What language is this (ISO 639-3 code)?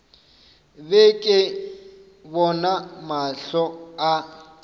nso